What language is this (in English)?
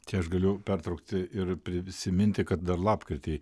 Lithuanian